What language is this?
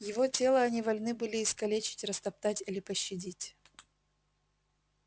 Russian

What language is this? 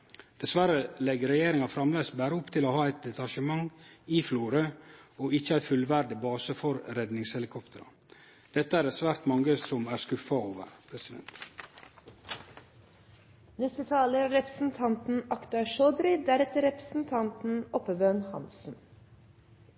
Norwegian Nynorsk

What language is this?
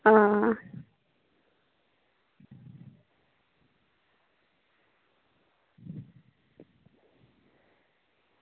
Dogri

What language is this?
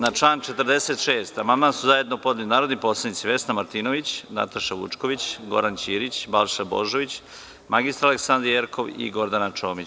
Serbian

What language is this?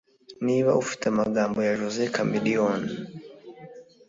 Kinyarwanda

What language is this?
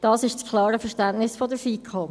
Swiss German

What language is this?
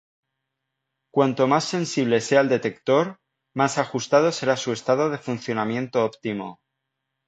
Spanish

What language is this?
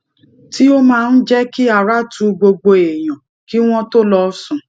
Yoruba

